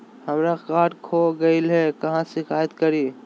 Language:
Magahi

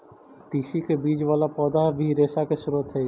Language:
Magahi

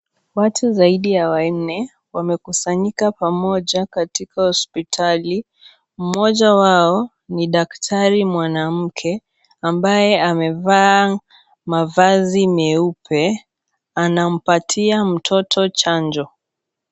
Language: Swahili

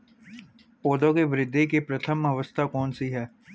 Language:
Hindi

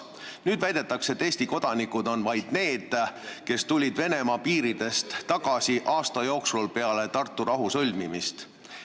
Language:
Estonian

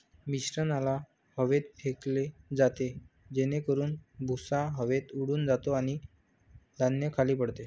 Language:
Marathi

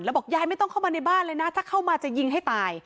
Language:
Thai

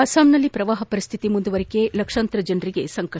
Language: Kannada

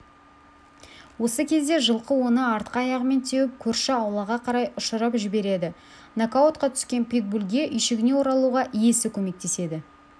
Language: Kazakh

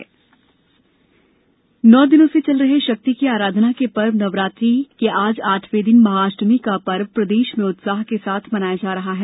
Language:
Hindi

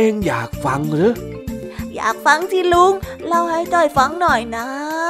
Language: Thai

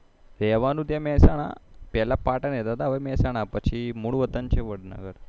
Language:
Gujarati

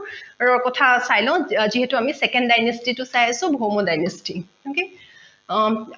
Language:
Assamese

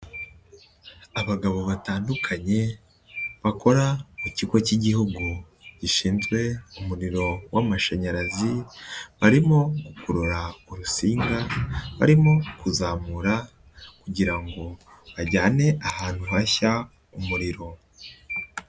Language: Kinyarwanda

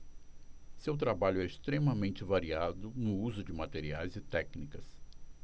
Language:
Portuguese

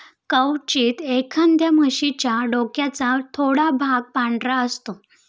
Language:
Marathi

